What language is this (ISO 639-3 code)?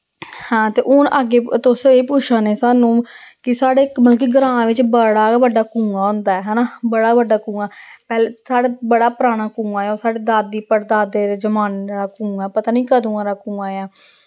doi